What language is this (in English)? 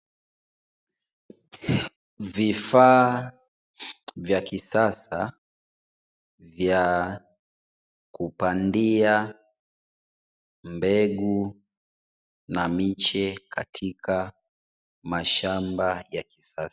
Swahili